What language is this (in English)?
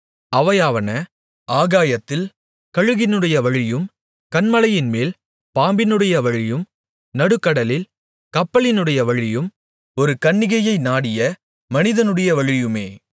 Tamil